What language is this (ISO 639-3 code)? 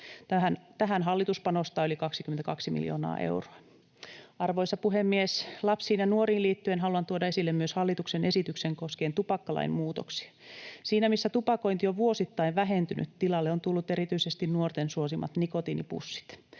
fin